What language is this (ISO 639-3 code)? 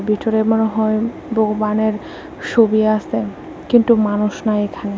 ben